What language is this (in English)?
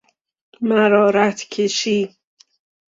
Persian